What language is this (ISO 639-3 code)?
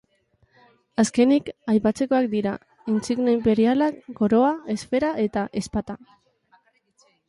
eus